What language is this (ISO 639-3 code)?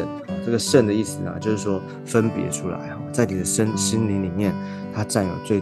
zho